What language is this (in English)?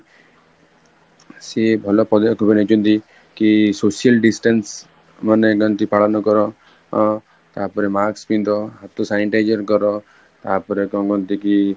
Odia